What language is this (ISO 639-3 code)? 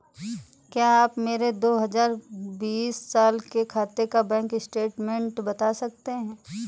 hin